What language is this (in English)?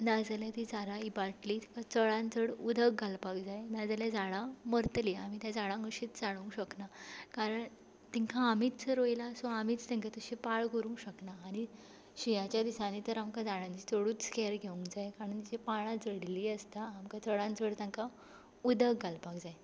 Konkani